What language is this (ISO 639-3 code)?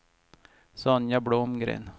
swe